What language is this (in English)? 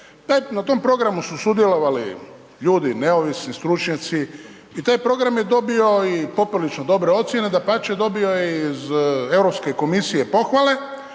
Croatian